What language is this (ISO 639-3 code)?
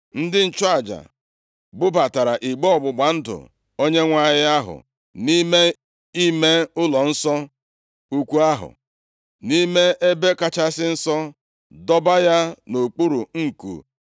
ibo